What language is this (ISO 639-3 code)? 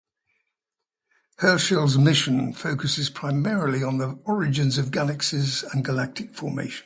eng